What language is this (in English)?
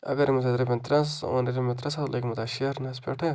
Kashmiri